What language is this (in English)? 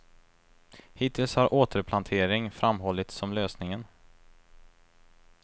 Swedish